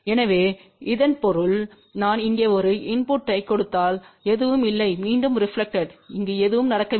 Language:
Tamil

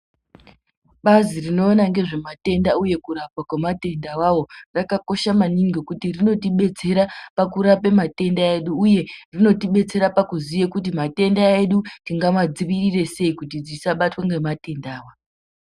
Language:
Ndau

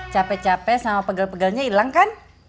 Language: Indonesian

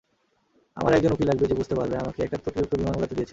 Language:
Bangla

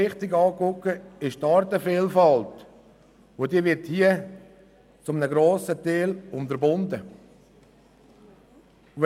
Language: Swiss German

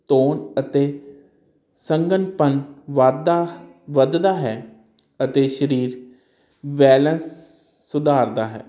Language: Punjabi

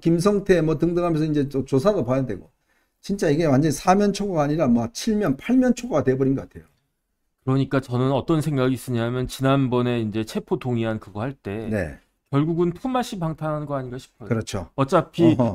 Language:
Korean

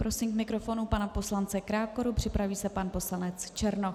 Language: Czech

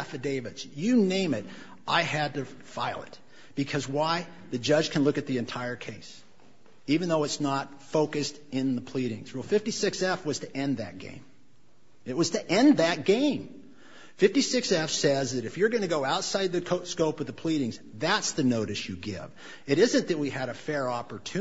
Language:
English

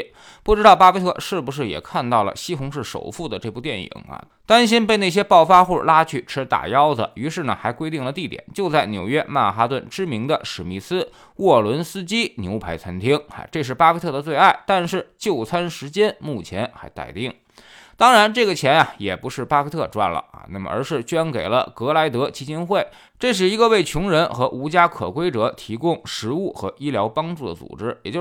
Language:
Chinese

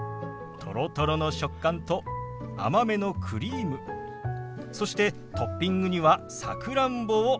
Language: Japanese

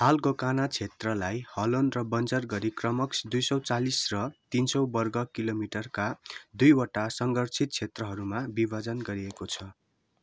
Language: Nepali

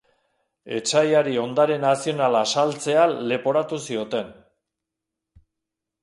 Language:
Basque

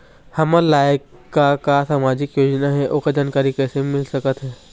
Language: Chhattisgarhi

